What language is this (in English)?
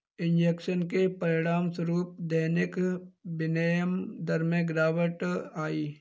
Hindi